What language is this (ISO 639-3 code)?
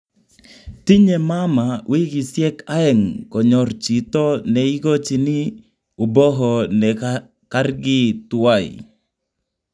kln